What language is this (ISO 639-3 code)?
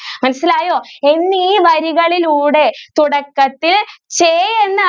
mal